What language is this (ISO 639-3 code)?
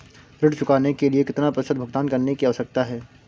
hin